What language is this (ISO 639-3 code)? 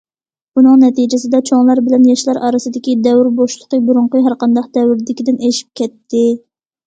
uig